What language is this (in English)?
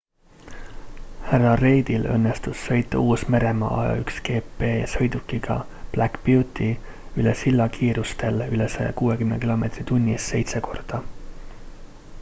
Estonian